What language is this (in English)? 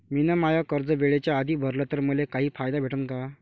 Marathi